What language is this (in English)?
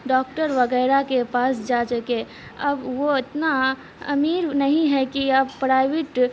Urdu